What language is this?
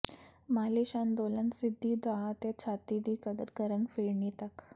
Punjabi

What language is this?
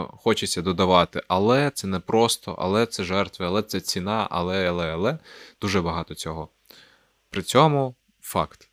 Ukrainian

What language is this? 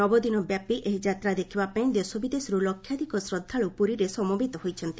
Odia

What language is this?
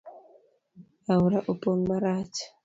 Luo (Kenya and Tanzania)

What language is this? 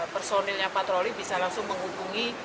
Indonesian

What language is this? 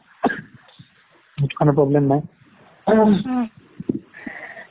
Assamese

